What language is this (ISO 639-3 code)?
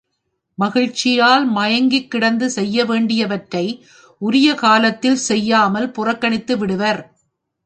tam